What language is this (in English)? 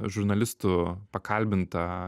Lithuanian